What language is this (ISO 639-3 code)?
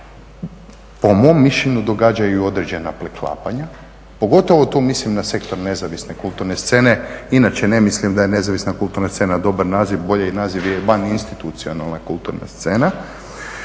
hrv